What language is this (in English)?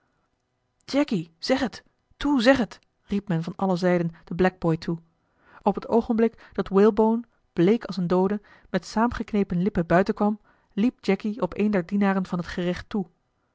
Dutch